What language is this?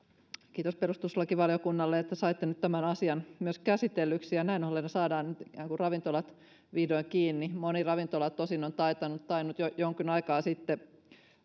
Finnish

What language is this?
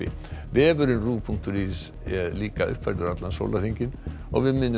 Icelandic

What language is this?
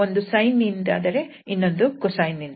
Kannada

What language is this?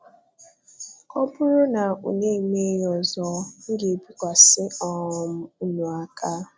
Igbo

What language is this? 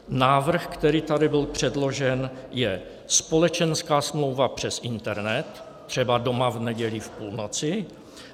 Czech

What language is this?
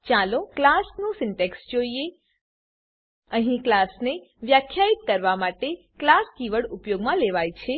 Gujarati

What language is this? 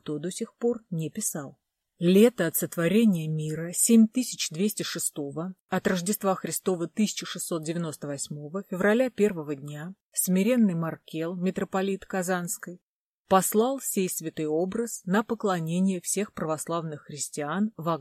Russian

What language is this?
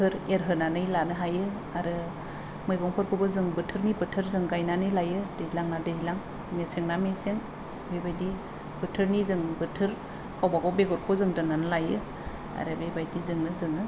Bodo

